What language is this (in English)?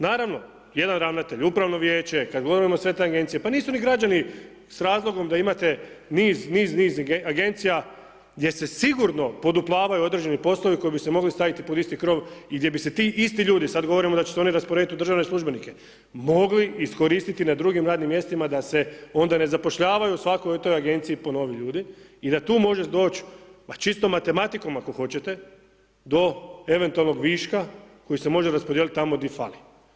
Croatian